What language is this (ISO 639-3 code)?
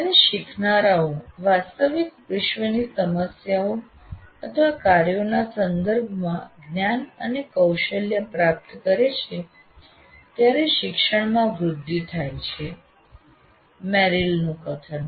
guj